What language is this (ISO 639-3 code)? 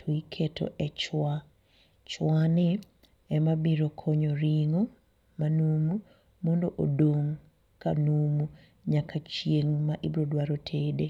luo